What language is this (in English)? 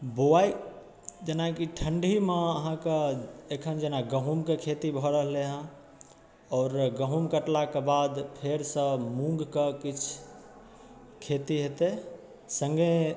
Maithili